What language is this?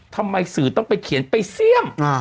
Thai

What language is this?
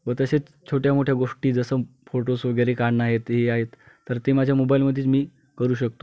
Marathi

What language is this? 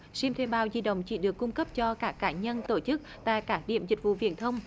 Vietnamese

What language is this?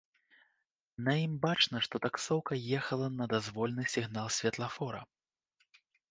Belarusian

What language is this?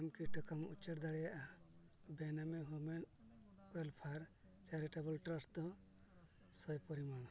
Santali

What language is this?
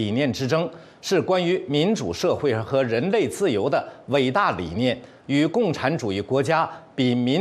Chinese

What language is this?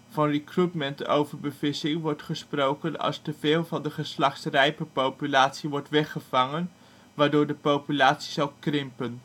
Dutch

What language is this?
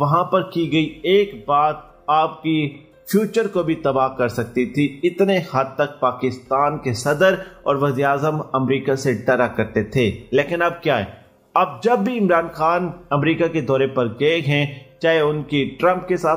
Hindi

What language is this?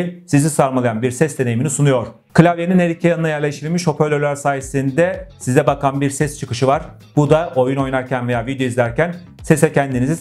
Turkish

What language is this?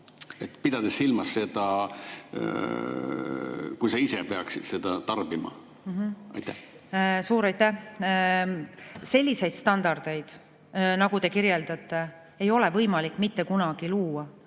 Estonian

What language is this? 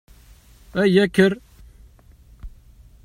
Kabyle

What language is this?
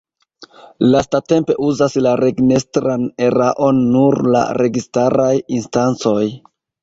Esperanto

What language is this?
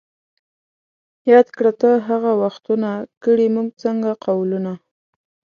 Pashto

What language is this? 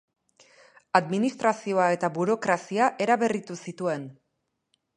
Basque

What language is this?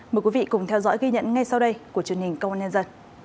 Vietnamese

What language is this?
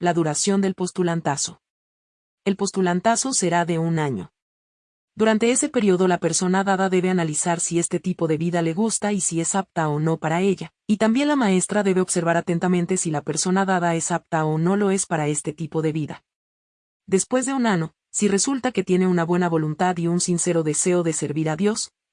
Spanish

